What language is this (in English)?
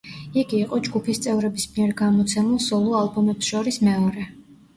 Georgian